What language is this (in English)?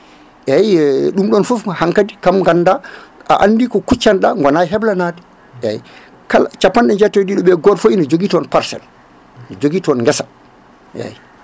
Fula